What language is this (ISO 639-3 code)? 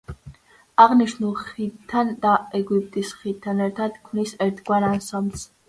kat